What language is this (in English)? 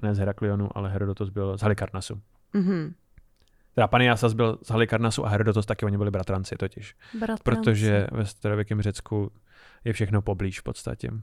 Czech